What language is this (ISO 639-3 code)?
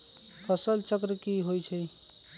mag